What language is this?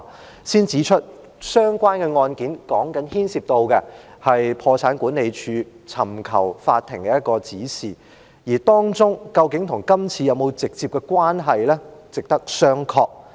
Cantonese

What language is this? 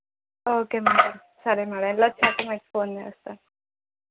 Telugu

